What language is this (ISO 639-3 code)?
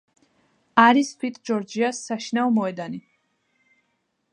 kat